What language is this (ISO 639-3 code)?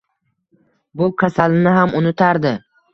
uzb